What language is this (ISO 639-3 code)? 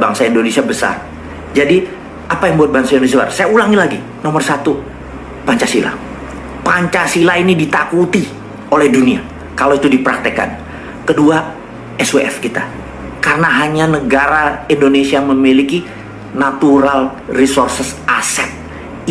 ind